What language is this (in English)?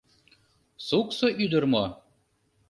Mari